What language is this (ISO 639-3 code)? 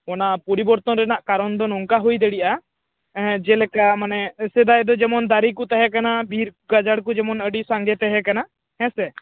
sat